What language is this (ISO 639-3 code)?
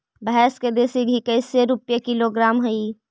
mag